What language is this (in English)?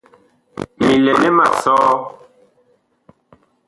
Bakoko